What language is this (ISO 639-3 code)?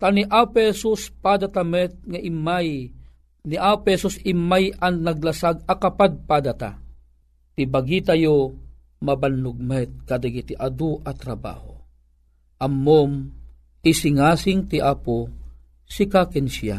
fil